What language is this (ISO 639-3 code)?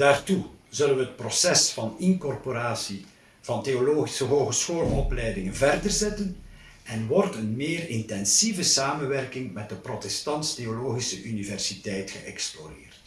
nld